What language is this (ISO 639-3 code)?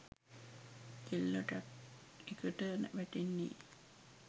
sin